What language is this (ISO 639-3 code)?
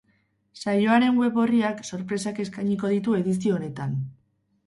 eus